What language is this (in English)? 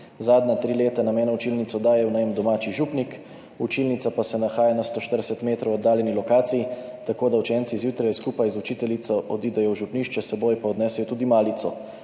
Slovenian